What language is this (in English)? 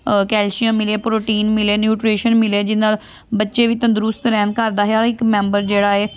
Punjabi